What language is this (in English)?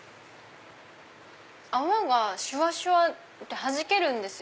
Japanese